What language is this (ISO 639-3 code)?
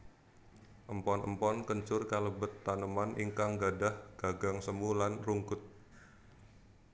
jav